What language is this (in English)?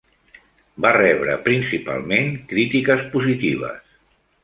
Catalan